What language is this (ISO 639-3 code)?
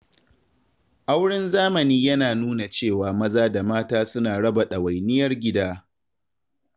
hau